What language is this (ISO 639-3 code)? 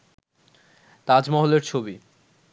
ben